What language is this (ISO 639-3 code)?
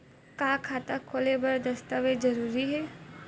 hne